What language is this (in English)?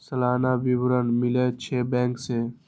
Maithili